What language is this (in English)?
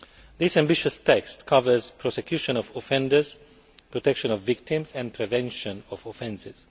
English